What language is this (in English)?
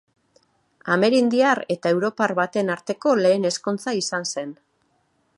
Basque